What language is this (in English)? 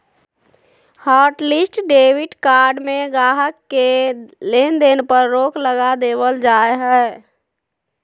Magahi